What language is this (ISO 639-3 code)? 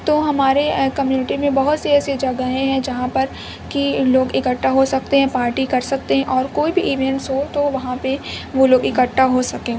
urd